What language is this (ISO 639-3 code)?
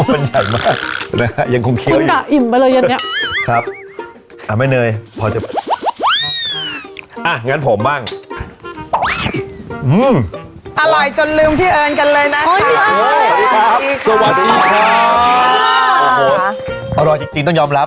tha